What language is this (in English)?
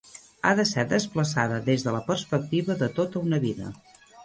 Catalan